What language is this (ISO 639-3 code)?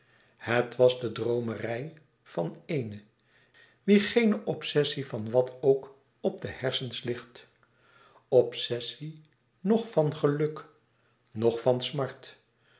nld